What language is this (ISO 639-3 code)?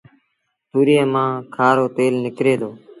sbn